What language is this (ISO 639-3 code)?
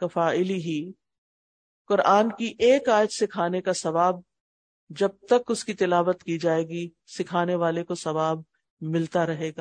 urd